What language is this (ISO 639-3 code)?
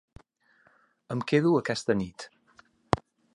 cat